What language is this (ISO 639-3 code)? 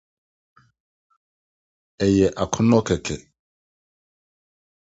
aka